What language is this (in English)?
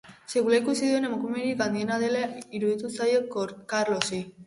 Basque